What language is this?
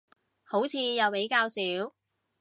Cantonese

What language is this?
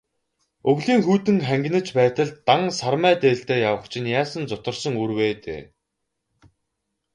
Mongolian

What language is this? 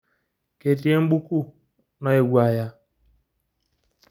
Masai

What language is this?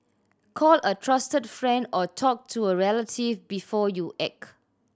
English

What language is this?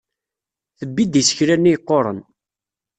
Kabyle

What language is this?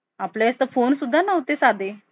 Marathi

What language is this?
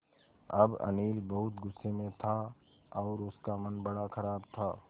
Hindi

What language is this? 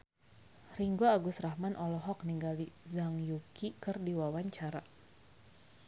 Sundanese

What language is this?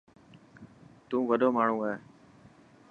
Dhatki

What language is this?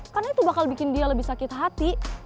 Indonesian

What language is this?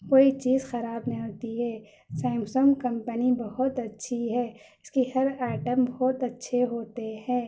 Urdu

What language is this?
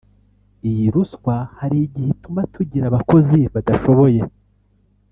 Kinyarwanda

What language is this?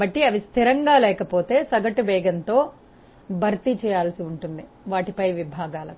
Telugu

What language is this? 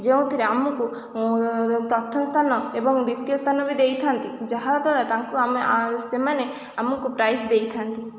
Odia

